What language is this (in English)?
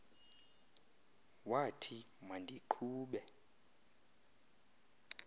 Xhosa